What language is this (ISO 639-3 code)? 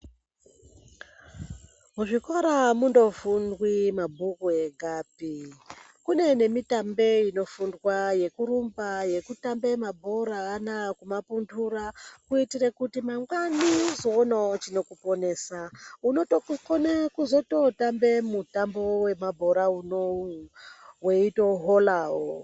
ndc